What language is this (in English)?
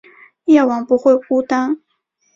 Chinese